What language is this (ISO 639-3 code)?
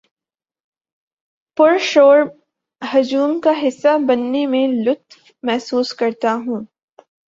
urd